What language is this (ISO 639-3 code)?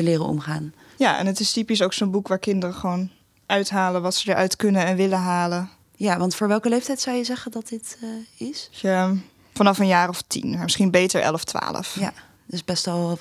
nld